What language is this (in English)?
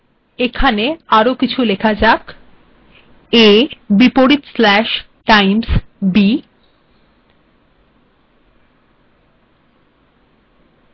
Bangla